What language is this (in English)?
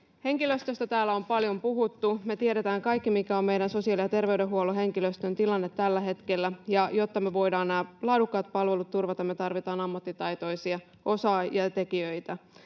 Finnish